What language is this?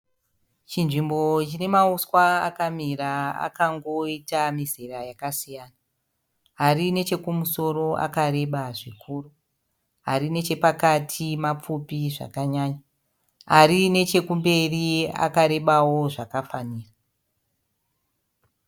Shona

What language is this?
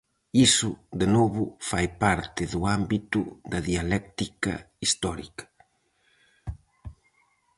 Galician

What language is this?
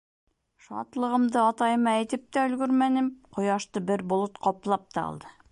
Bashkir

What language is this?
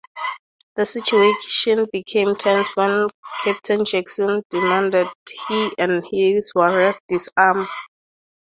English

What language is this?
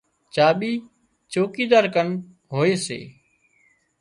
Wadiyara Koli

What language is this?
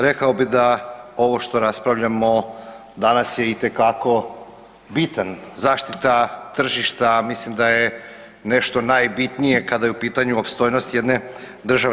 Croatian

